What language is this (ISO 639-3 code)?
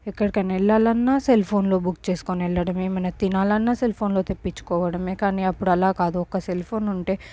tel